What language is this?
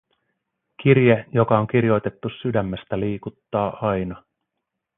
Finnish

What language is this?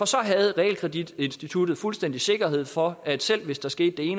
Danish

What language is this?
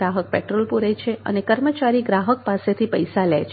Gujarati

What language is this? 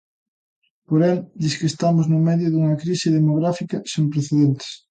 Galician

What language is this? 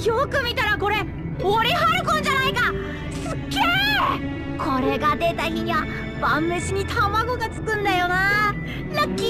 Japanese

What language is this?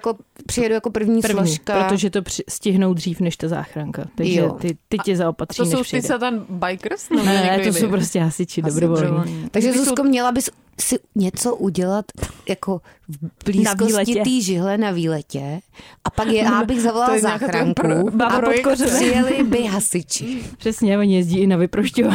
Czech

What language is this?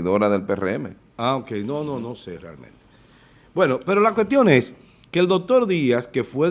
Spanish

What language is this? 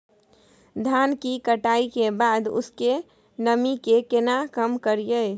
Maithili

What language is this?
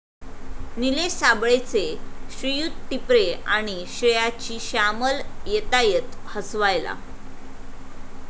Marathi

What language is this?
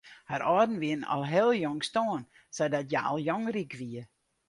Western Frisian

